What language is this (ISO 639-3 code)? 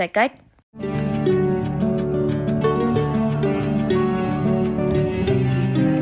vie